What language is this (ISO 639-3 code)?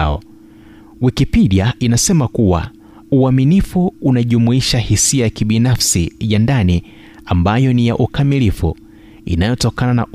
swa